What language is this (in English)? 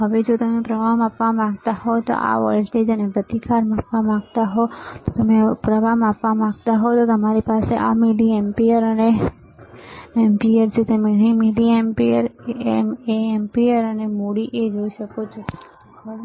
Gujarati